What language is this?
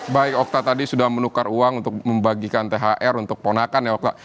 Indonesian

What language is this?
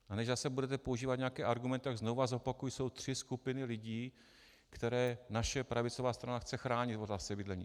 Czech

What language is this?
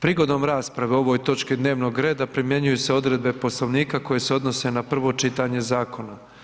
Croatian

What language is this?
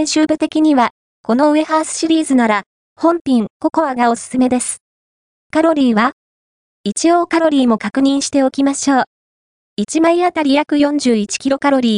Japanese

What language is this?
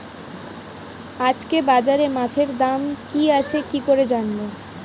Bangla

